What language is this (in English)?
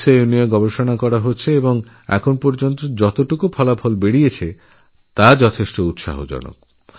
Bangla